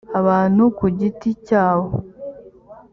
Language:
Kinyarwanda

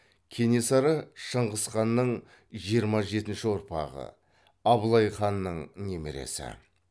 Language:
Kazakh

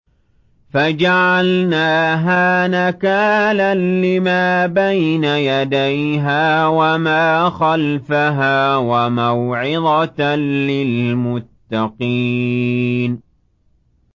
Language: Arabic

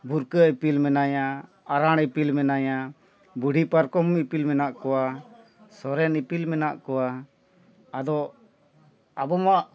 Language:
Santali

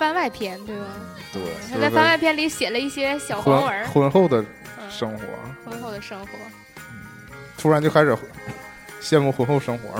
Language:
Chinese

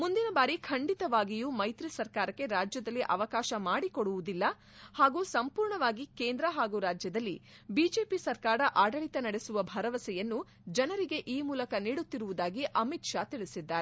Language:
Kannada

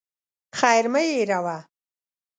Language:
Pashto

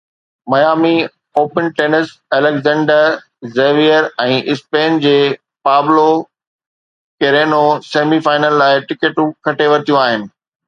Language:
Sindhi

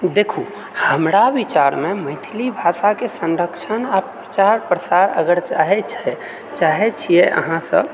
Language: Maithili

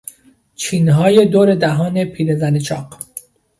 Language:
Persian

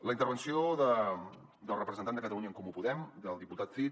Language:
Catalan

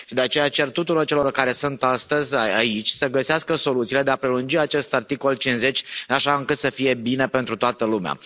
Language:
Romanian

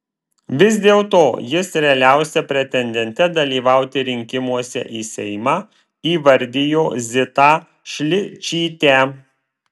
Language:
Lithuanian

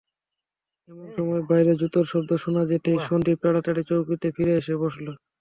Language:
Bangla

